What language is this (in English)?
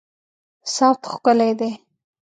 Pashto